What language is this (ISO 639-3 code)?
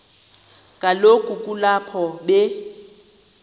xho